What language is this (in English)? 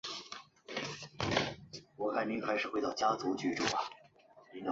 Chinese